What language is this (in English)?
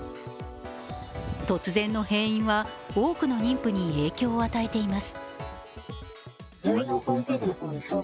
Japanese